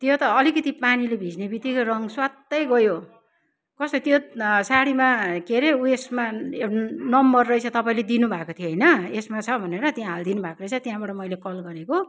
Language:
Nepali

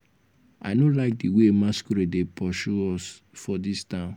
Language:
Nigerian Pidgin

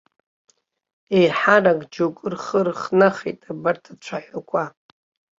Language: Abkhazian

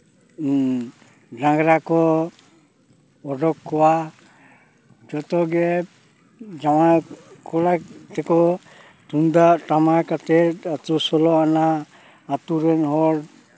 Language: Santali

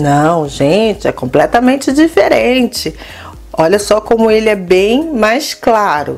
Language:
Portuguese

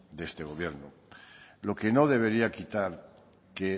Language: Spanish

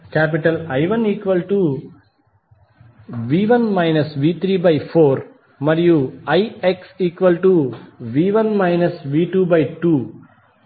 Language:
Telugu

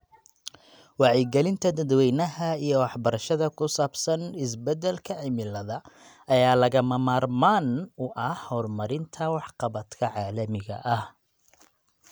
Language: Somali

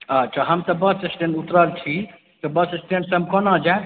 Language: Maithili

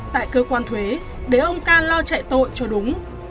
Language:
Vietnamese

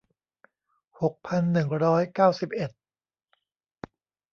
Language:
Thai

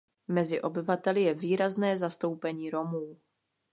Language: Czech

